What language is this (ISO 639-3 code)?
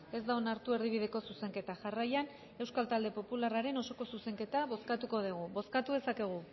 eus